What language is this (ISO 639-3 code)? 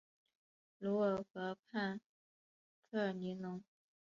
zho